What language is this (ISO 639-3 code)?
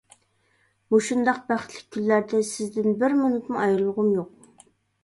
uig